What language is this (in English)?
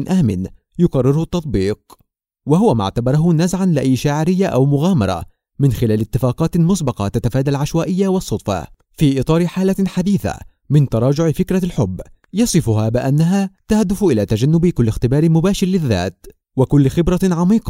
Arabic